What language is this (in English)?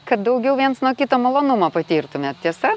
Lithuanian